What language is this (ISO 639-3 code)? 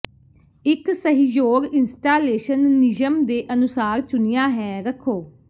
pan